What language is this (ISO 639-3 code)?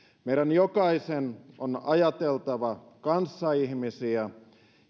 fin